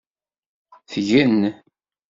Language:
Kabyle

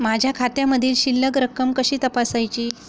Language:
Marathi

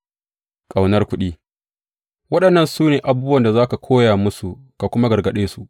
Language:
Hausa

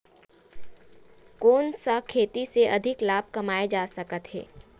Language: Chhattisgarhi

